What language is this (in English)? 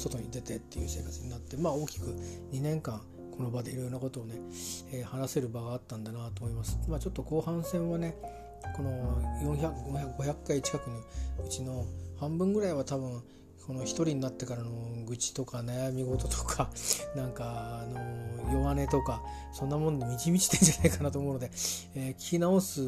Japanese